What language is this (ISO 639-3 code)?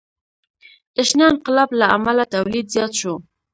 pus